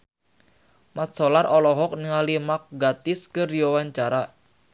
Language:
Sundanese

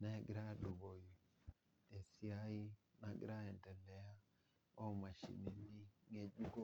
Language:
Masai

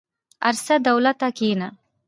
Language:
Pashto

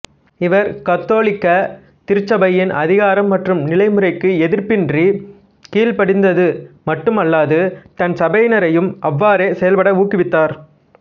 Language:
Tamil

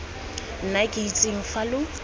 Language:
Tswana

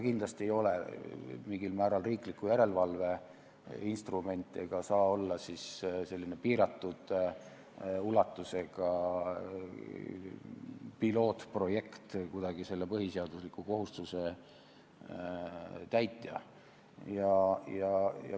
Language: Estonian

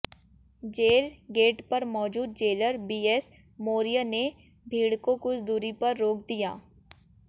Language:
Hindi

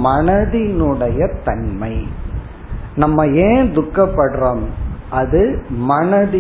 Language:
Tamil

